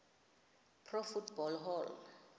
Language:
Xhosa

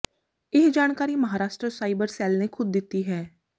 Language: Punjabi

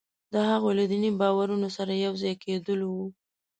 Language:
Pashto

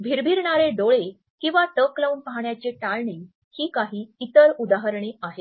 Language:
Marathi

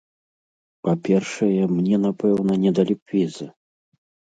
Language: Belarusian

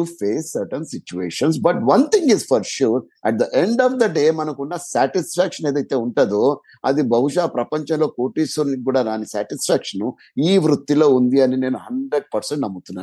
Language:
Telugu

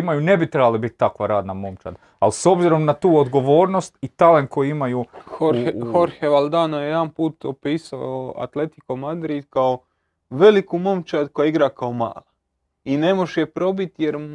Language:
Croatian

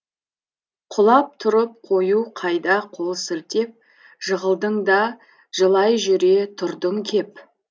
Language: Kazakh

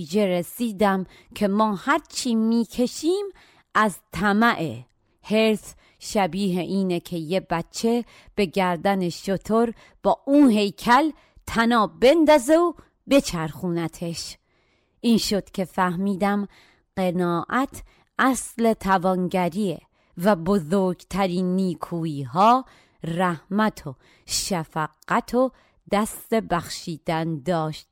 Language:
Persian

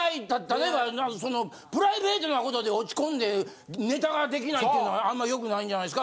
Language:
Japanese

